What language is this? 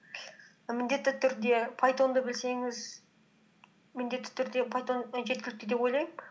Kazakh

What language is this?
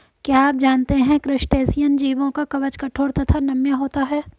Hindi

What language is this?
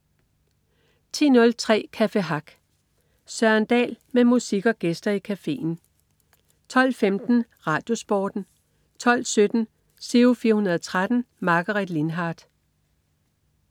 Danish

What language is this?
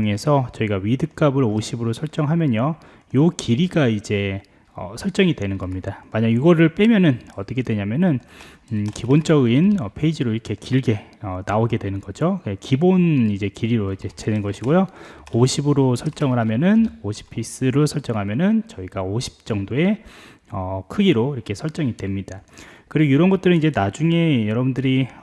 Korean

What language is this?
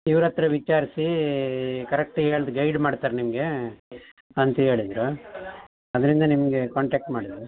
Kannada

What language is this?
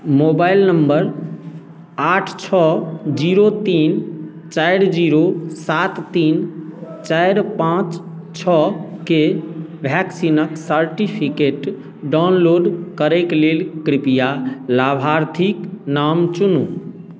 Maithili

